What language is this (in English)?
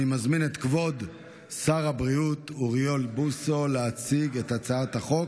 Hebrew